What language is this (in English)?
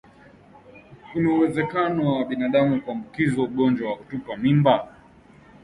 Swahili